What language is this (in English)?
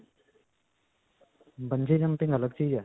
Punjabi